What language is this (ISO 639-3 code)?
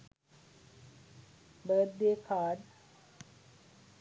sin